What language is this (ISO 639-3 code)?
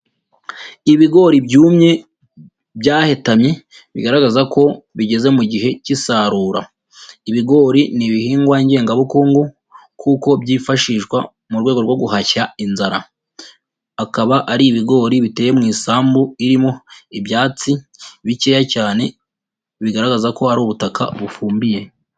kin